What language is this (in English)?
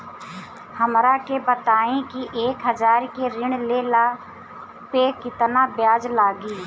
Bhojpuri